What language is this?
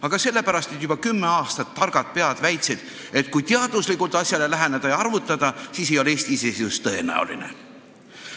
Estonian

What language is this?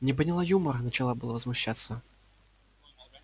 Russian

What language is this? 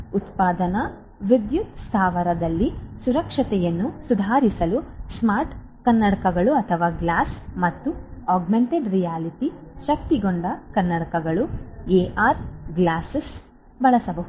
Kannada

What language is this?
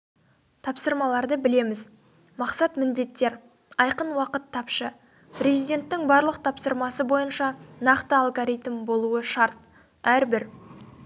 Kazakh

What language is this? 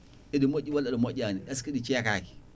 Fula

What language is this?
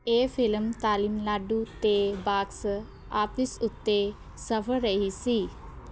Punjabi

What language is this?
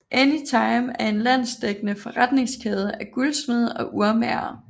Danish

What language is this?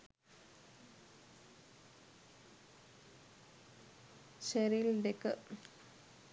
Sinhala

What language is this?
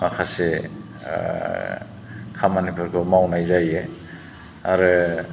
Bodo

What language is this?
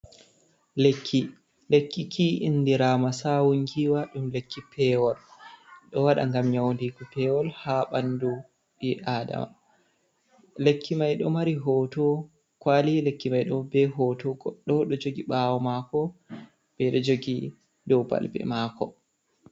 Fula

